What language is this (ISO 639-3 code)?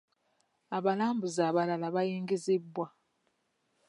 lug